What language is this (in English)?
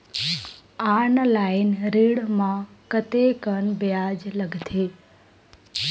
Chhattisgarhi